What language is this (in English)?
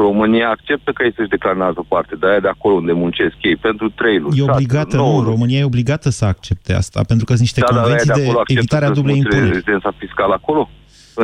Romanian